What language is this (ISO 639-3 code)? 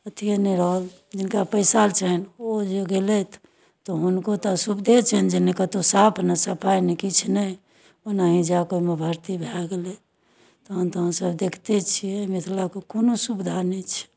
mai